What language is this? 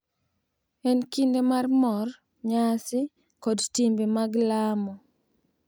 Luo (Kenya and Tanzania)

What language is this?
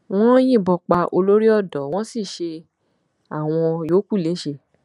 Yoruba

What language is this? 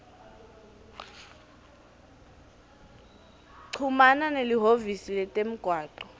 Swati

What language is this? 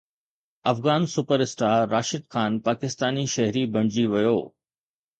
Sindhi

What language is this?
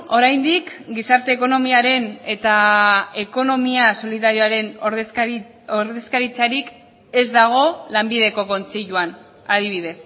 Basque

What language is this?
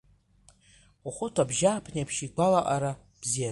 Abkhazian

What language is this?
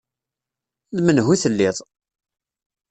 Kabyle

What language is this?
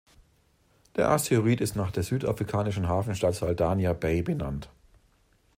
German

